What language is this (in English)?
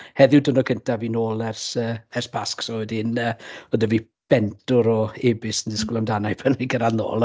Welsh